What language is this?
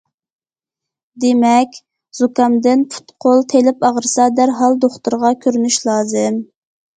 Uyghur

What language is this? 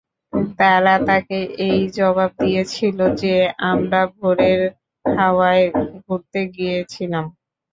Bangla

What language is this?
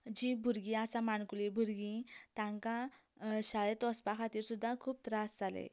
Konkani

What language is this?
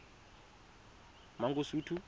Tswana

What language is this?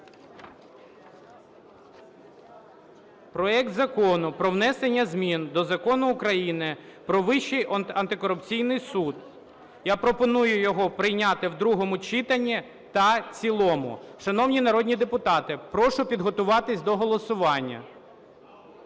Ukrainian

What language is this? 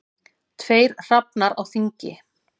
Icelandic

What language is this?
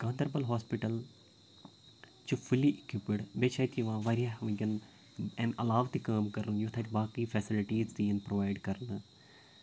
Kashmiri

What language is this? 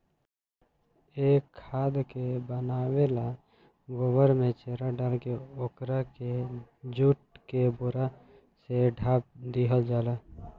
Bhojpuri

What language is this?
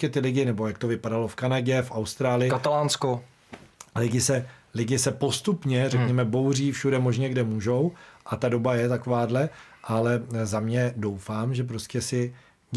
Czech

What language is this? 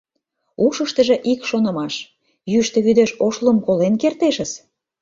Mari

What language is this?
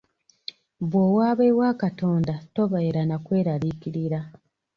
Ganda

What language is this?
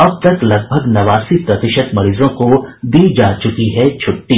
Hindi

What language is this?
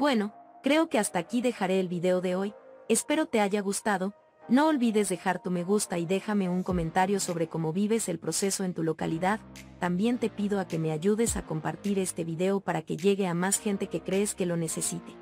Spanish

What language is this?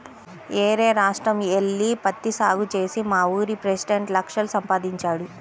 Telugu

